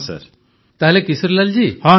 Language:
Odia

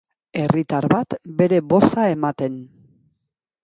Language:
Basque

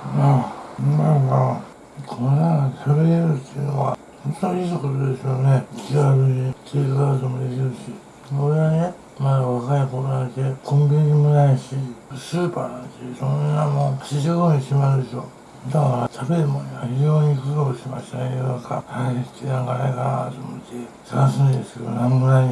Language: Japanese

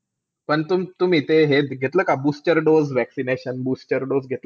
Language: Marathi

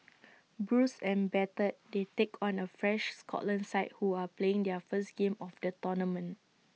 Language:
English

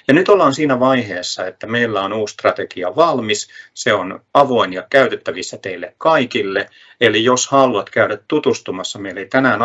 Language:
Finnish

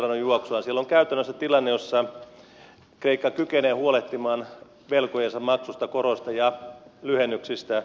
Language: Finnish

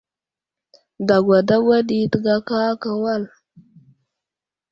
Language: Wuzlam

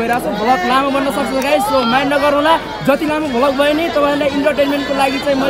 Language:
Indonesian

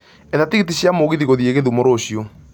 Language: Kikuyu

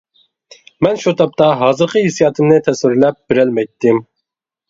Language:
Uyghur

